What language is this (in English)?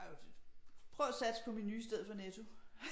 Danish